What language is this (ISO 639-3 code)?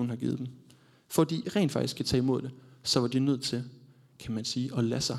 dan